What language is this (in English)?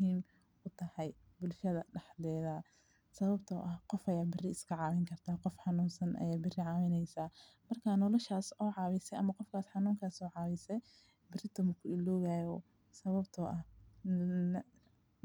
Somali